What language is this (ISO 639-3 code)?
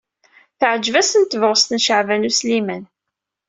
kab